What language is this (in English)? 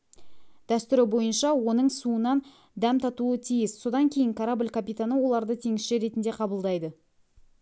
Kazakh